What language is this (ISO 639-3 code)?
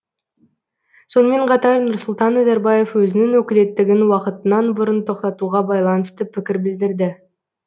kaz